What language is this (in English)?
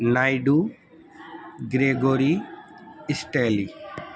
Urdu